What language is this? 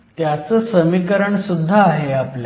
Marathi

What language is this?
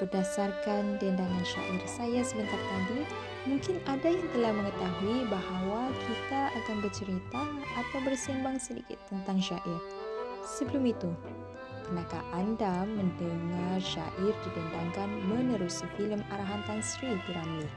Malay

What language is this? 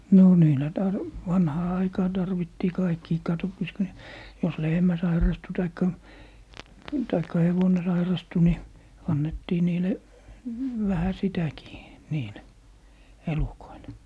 Finnish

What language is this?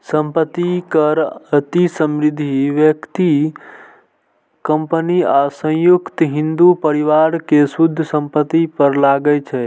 Maithili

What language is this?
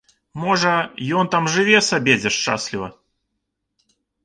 Belarusian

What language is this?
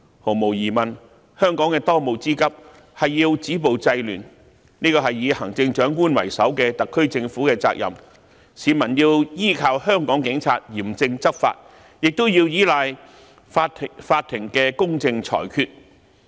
Cantonese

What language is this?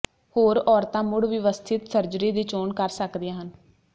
Punjabi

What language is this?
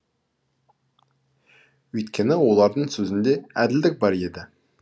Kazakh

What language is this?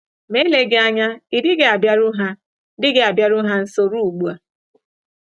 Igbo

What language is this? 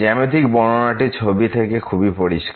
Bangla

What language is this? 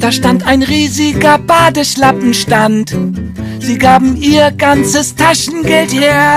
German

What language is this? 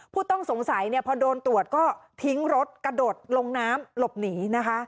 Thai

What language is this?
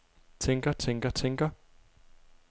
Danish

